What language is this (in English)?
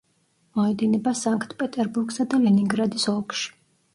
Georgian